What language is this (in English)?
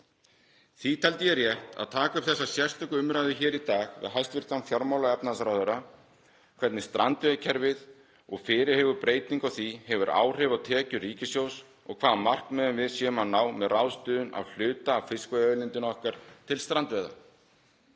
Icelandic